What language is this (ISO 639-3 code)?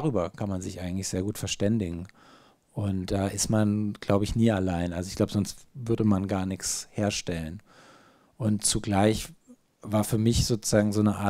deu